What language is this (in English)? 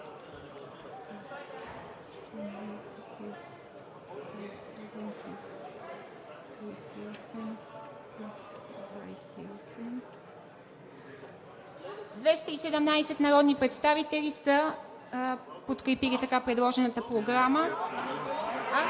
Bulgarian